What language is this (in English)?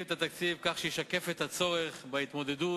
Hebrew